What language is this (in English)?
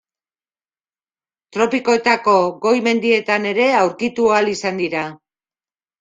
Basque